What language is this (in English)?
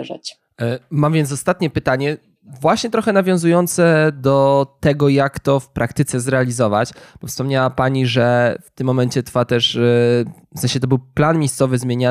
Polish